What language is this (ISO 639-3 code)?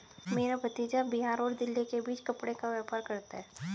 hin